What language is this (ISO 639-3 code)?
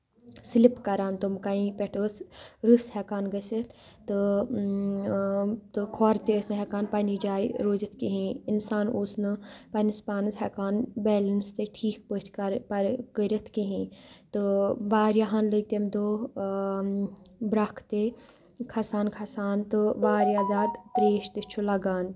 kas